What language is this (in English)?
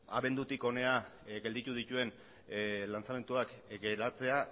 Basque